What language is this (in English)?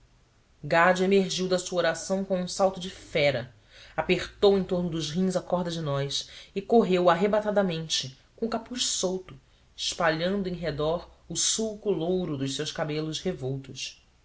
Portuguese